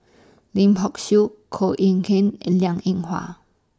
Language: English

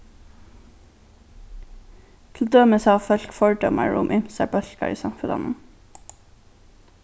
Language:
Faroese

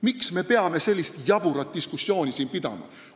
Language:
Estonian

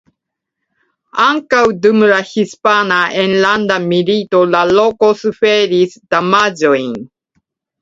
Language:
Esperanto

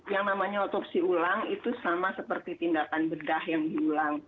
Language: Indonesian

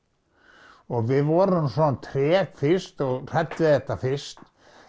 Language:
Icelandic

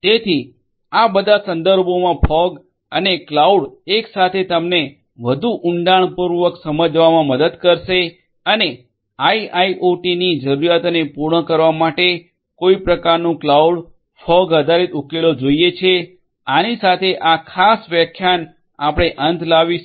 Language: Gujarati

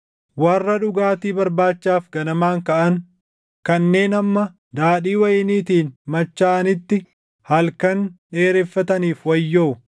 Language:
Oromo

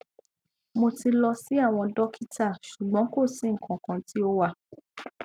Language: Yoruba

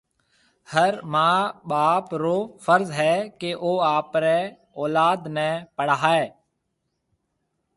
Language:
Marwari (Pakistan)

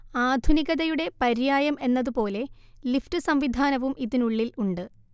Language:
Malayalam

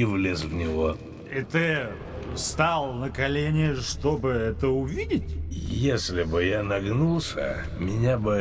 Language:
Russian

